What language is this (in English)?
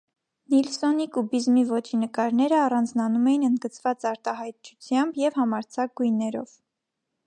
Armenian